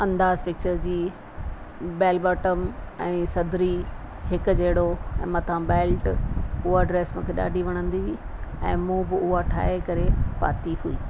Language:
Sindhi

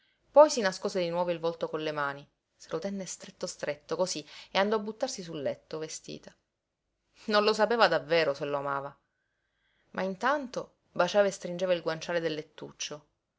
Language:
Italian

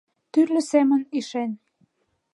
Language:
Mari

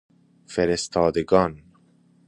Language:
Persian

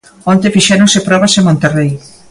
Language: Galician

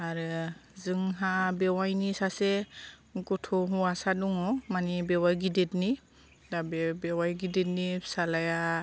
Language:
Bodo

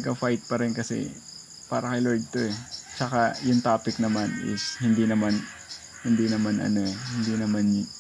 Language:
Filipino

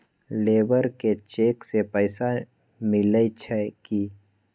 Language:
Magahi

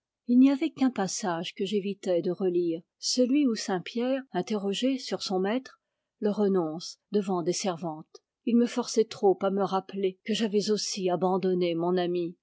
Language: French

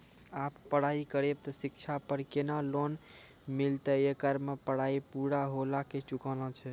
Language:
Maithili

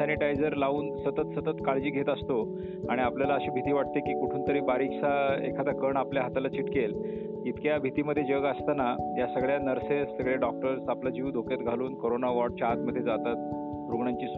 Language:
Marathi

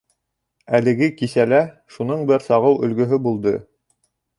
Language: Bashkir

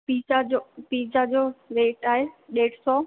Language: Sindhi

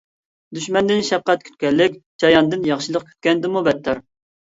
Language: Uyghur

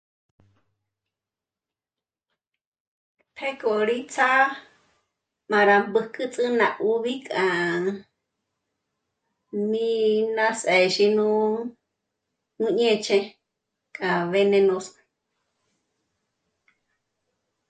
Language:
Michoacán Mazahua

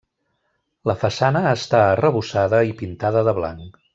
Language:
Catalan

